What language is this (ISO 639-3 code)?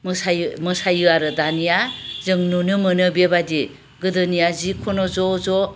brx